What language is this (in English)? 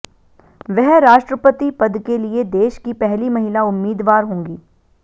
Hindi